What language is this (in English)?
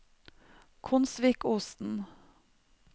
Norwegian